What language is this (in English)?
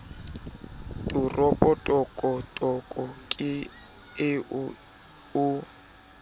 Southern Sotho